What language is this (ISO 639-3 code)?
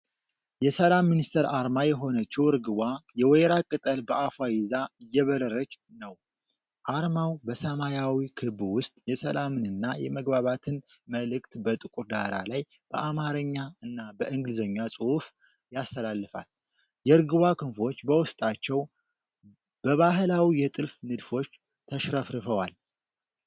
amh